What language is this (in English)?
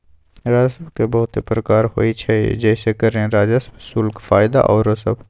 Magahi